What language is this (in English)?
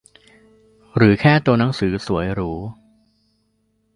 Thai